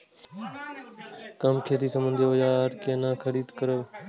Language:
Maithili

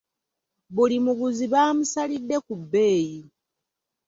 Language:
Ganda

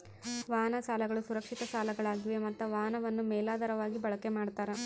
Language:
Kannada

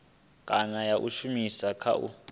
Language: Venda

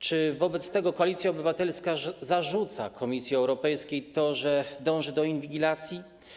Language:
Polish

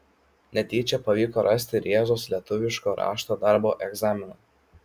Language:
Lithuanian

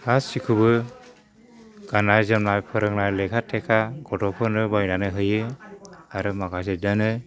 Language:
Bodo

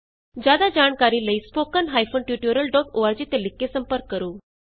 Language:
Punjabi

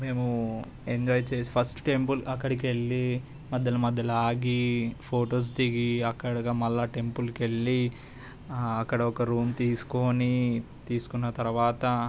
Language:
Telugu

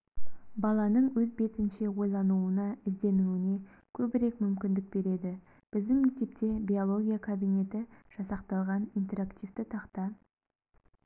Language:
Kazakh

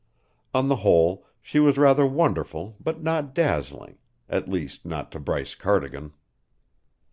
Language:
English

